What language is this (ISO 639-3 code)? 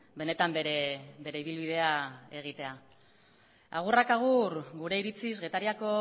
eus